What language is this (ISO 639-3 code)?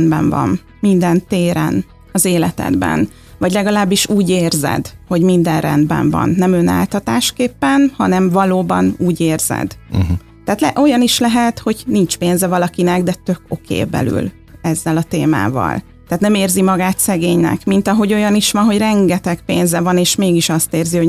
hun